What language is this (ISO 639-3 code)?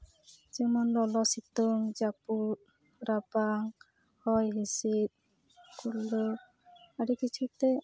sat